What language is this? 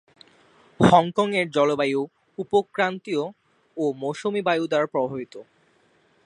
Bangla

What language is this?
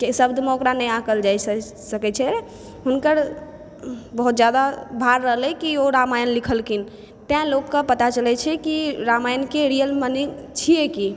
Maithili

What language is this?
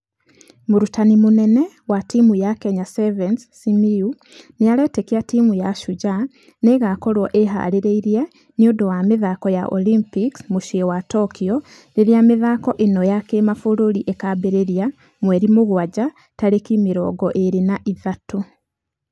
Kikuyu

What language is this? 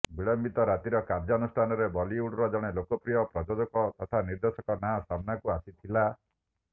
Odia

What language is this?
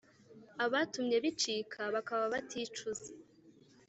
Kinyarwanda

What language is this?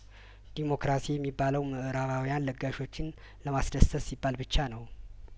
Amharic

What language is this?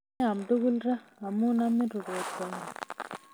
Kalenjin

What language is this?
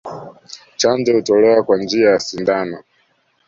Swahili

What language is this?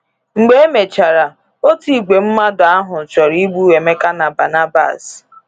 Igbo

